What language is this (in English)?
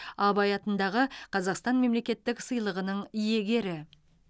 Kazakh